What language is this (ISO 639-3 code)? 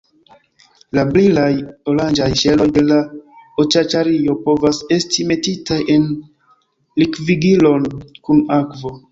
epo